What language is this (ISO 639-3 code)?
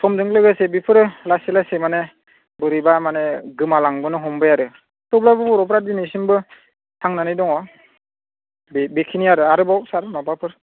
brx